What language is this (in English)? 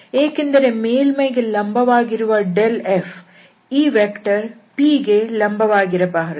Kannada